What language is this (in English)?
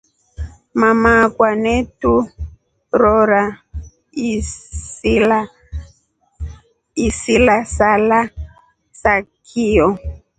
Rombo